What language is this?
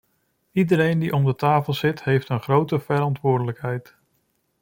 Dutch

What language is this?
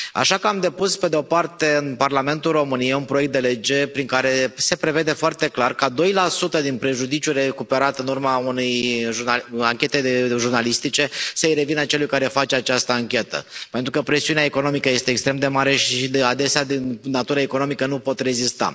Romanian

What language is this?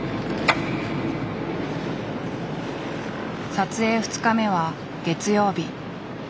Japanese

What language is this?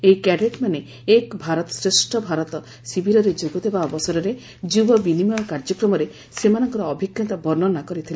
Odia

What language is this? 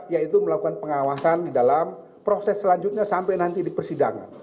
Indonesian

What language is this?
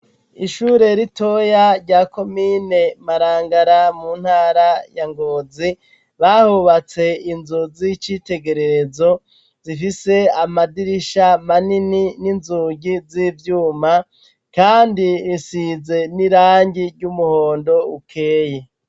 Rundi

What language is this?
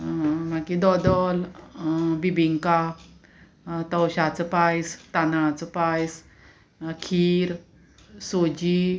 Konkani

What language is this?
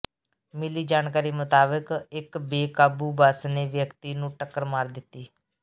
Punjabi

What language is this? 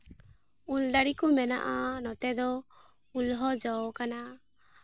Santali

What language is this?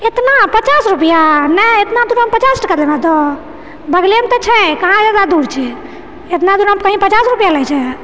Maithili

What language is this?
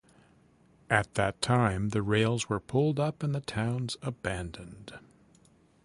English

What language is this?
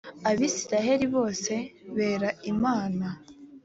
Kinyarwanda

